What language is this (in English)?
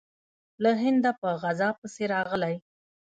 Pashto